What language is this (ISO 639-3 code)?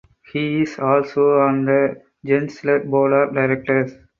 eng